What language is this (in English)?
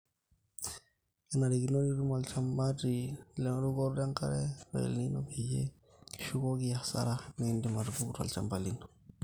Masai